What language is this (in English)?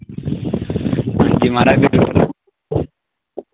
Dogri